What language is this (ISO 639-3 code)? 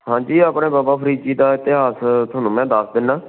pan